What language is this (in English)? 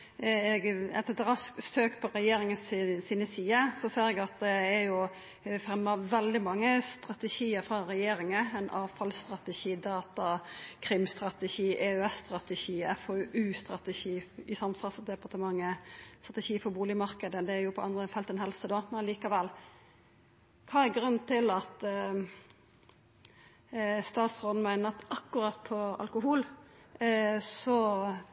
Norwegian Nynorsk